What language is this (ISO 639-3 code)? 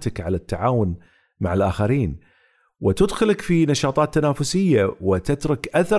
ara